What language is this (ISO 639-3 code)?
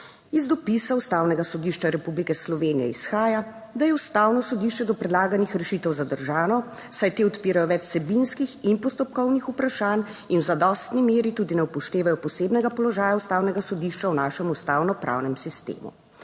slv